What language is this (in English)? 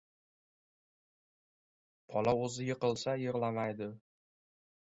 Uzbek